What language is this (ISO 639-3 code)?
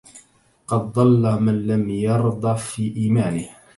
ara